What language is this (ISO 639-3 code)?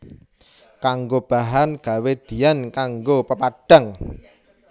jav